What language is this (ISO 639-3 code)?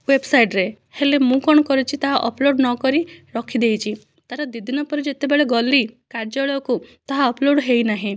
ori